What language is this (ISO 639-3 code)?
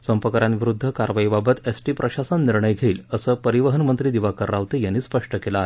mar